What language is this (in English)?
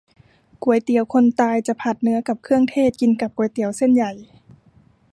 Thai